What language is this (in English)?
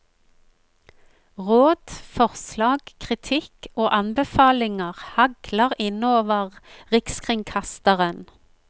Norwegian